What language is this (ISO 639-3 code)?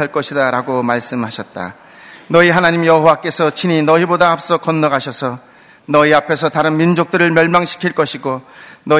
kor